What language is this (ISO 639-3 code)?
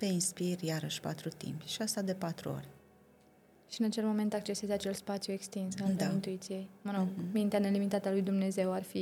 ron